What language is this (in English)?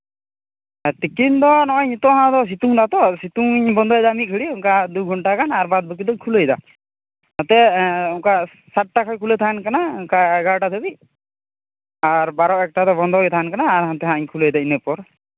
Santali